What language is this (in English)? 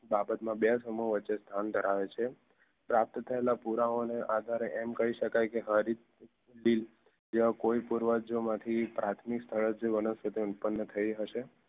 Gujarati